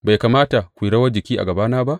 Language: Hausa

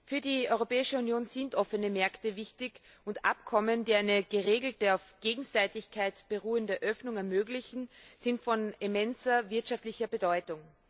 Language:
German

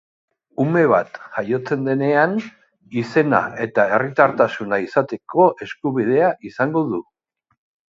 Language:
Basque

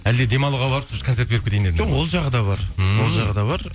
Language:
Kazakh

